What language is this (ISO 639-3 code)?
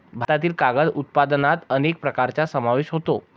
mar